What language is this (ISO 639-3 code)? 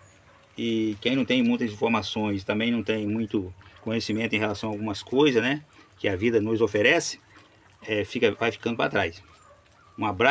por